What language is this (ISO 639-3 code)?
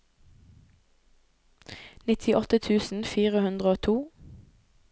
nor